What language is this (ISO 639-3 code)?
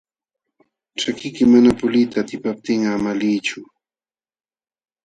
qxw